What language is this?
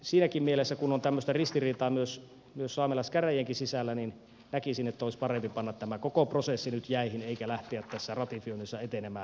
Finnish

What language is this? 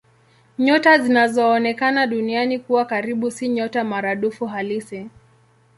Swahili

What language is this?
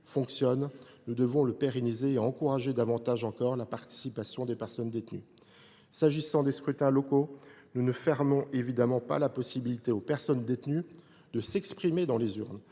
French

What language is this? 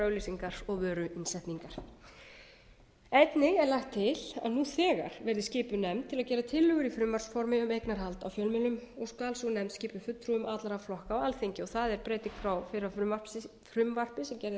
Icelandic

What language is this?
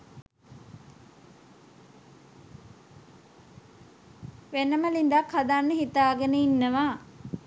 Sinhala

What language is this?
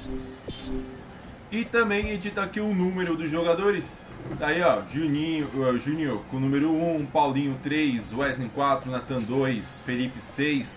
Portuguese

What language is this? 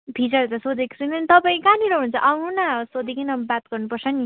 Nepali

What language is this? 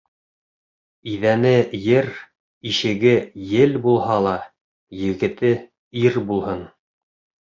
Bashkir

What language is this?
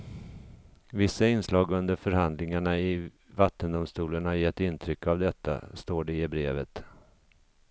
Swedish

